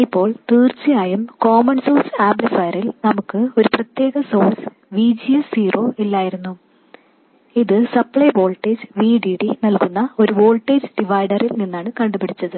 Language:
Malayalam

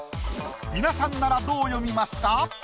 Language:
Japanese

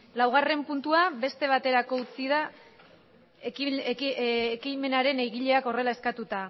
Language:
Basque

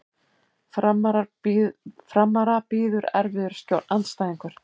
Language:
Icelandic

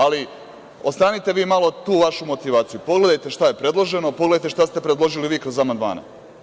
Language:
Serbian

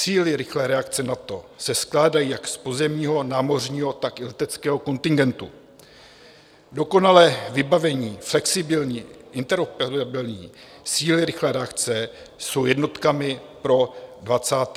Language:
Czech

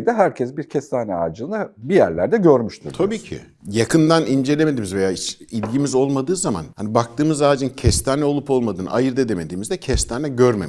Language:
Turkish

